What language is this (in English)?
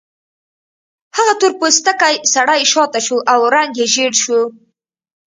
Pashto